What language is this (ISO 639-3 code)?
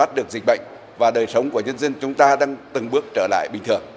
vie